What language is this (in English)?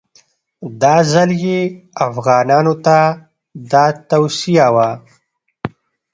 Pashto